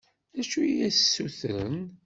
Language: Kabyle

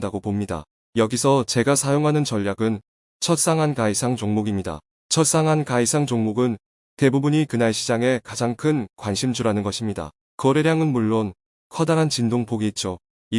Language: Korean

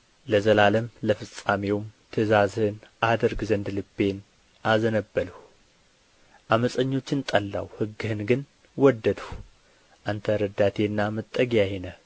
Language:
Amharic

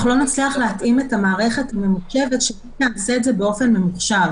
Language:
Hebrew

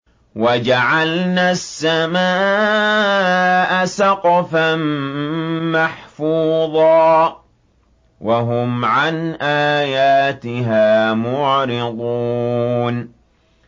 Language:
Arabic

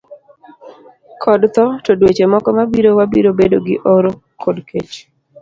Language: Luo (Kenya and Tanzania)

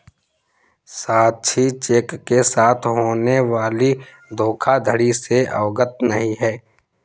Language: Hindi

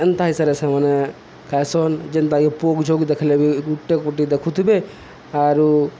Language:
Odia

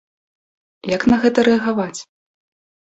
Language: Belarusian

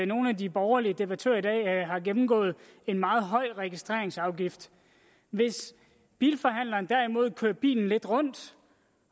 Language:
Danish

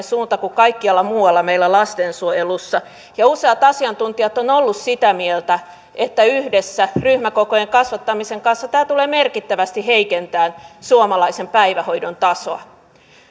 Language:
Finnish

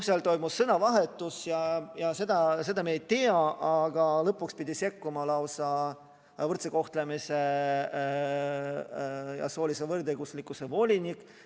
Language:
Estonian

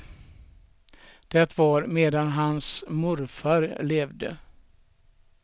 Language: Swedish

